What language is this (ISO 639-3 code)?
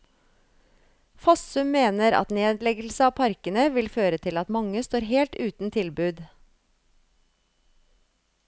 nor